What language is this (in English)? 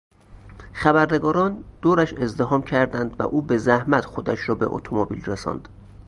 Persian